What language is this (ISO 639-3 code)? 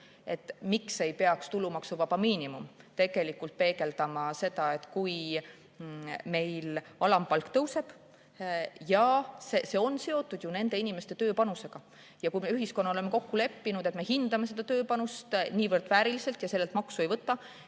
est